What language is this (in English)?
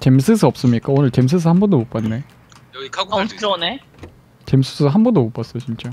Korean